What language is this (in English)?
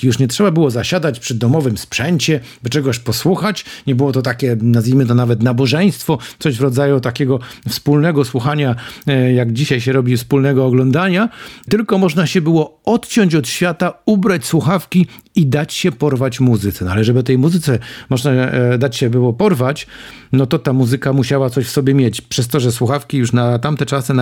Polish